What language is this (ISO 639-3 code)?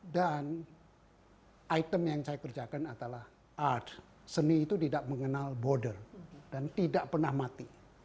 ind